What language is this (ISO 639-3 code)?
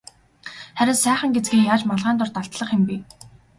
mon